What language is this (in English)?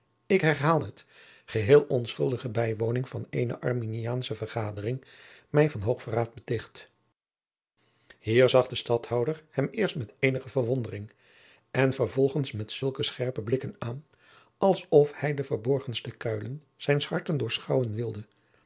Dutch